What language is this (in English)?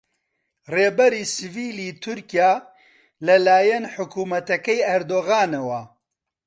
Central Kurdish